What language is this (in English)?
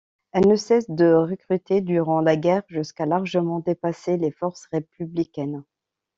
French